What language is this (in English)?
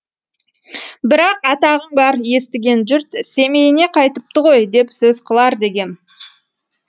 Kazakh